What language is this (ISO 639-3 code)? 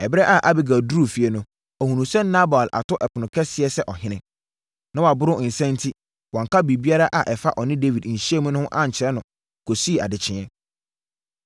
aka